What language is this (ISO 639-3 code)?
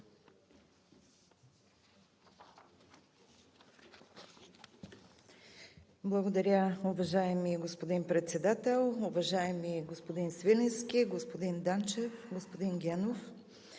bul